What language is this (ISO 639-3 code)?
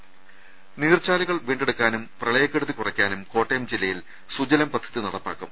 mal